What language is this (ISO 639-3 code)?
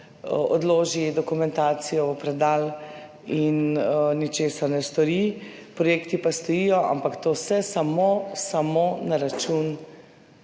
slv